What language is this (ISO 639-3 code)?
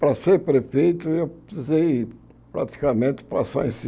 por